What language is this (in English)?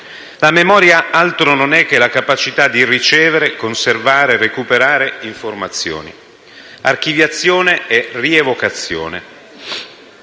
Italian